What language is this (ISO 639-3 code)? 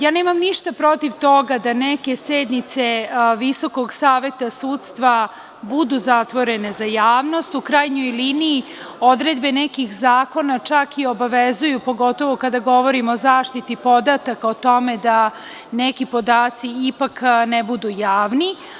srp